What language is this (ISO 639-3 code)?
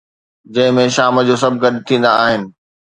snd